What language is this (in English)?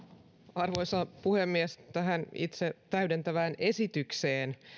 Finnish